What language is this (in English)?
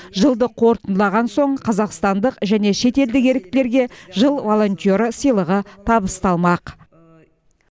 Kazakh